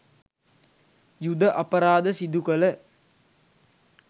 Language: Sinhala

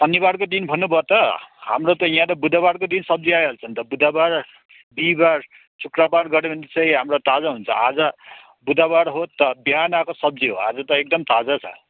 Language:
Nepali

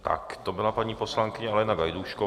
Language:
Czech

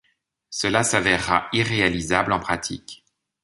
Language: French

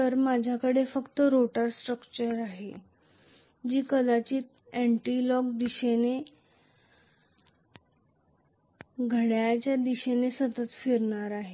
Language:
Marathi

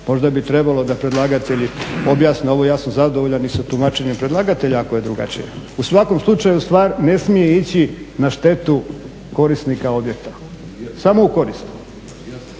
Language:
Croatian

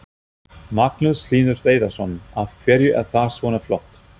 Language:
Icelandic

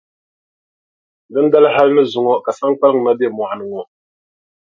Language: Dagbani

